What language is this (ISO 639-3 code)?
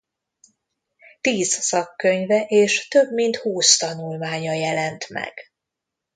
hun